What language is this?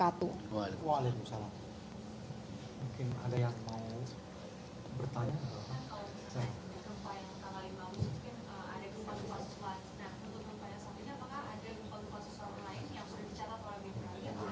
Indonesian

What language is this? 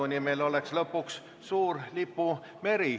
Estonian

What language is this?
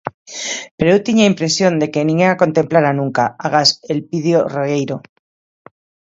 Galician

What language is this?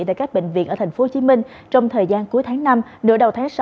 Vietnamese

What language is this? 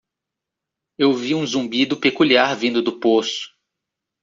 Portuguese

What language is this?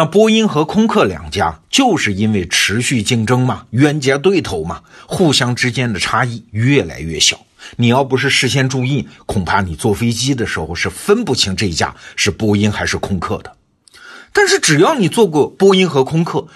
Chinese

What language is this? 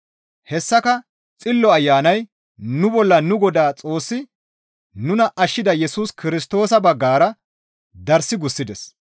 Gamo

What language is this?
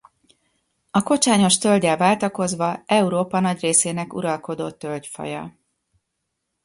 Hungarian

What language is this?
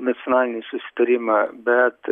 Lithuanian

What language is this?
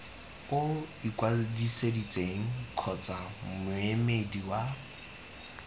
Tswana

